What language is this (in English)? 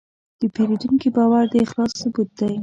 Pashto